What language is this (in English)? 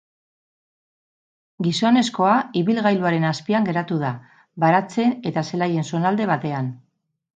Basque